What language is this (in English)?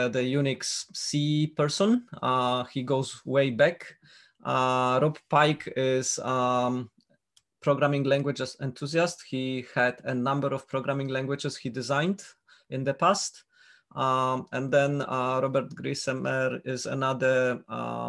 English